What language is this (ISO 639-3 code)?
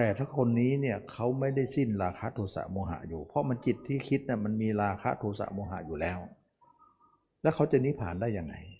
tha